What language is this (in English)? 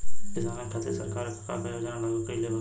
Bhojpuri